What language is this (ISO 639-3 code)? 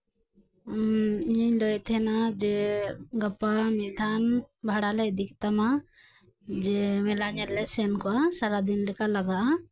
sat